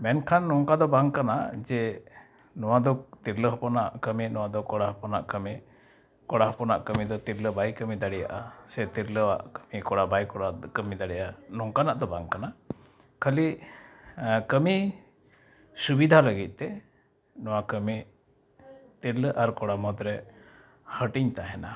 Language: Santali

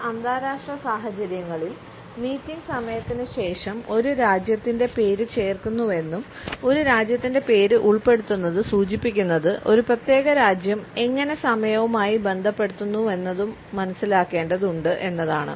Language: Malayalam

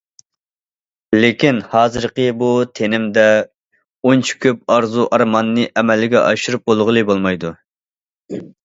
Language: Uyghur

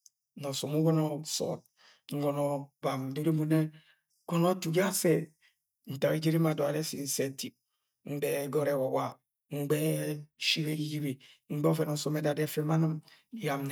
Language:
Agwagwune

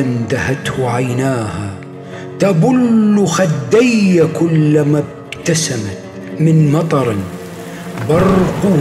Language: Arabic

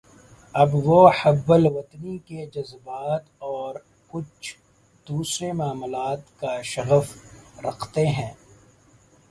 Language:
Urdu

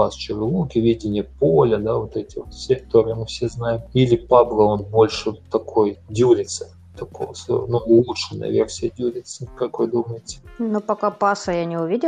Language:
Russian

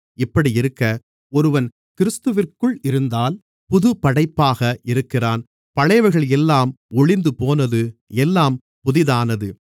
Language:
Tamil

